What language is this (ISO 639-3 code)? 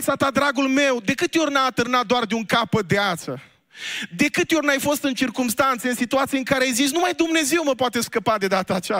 ron